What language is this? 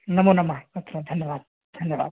Sanskrit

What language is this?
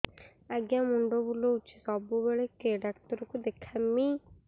Odia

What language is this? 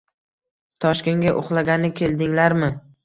Uzbek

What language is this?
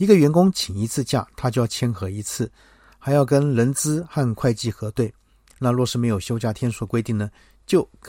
Chinese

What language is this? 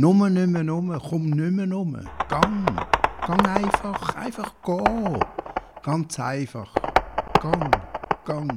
German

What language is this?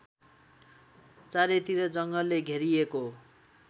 Nepali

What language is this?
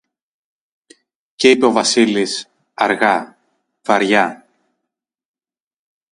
Greek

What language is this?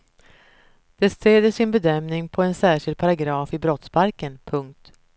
Swedish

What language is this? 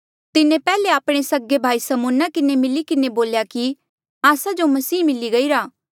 Mandeali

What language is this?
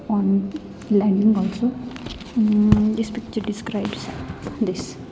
English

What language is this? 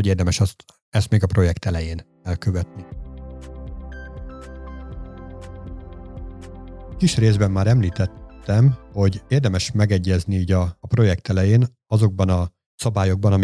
Hungarian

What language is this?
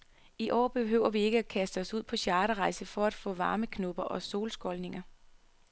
Danish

